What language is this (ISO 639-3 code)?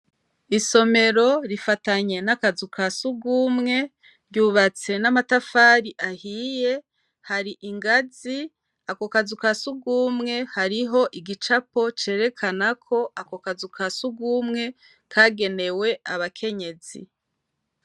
run